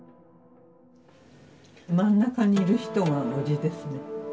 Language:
Japanese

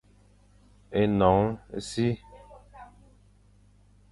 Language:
Fang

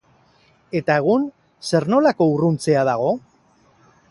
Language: Basque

